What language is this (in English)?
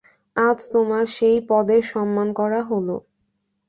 Bangla